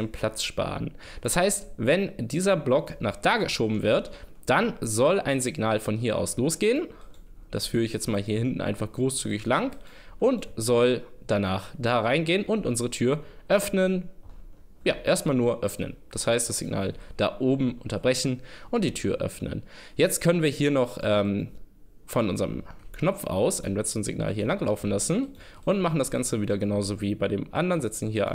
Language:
German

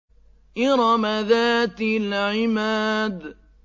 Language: Arabic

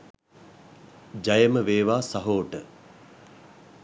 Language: Sinhala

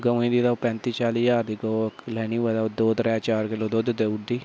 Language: Dogri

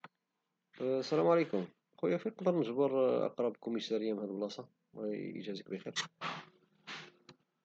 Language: Moroccan Arabic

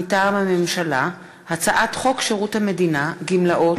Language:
Hebrew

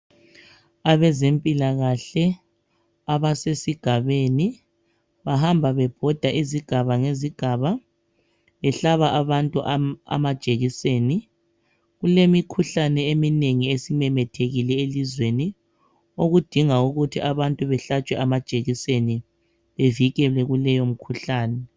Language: North Ndebele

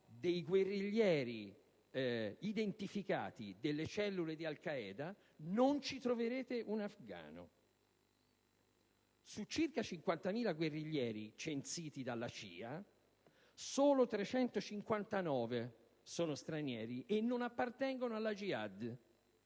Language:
Italian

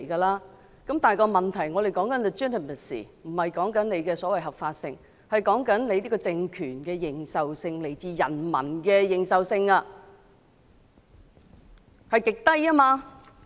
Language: Cantonese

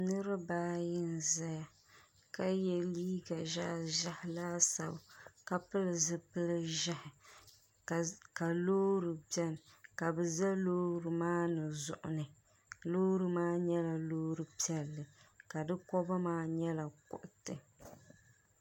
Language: Dagbani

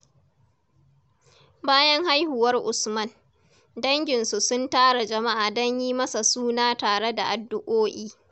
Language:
Hausa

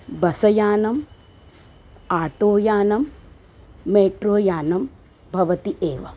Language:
Sanskrit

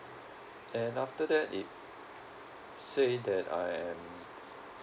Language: English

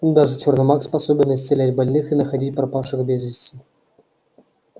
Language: Russian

